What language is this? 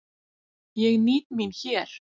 Icelandic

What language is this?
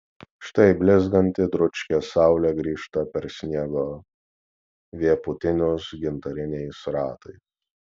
Lithuanian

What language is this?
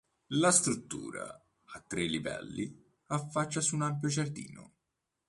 Italian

